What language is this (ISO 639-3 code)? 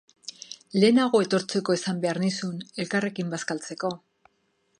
eus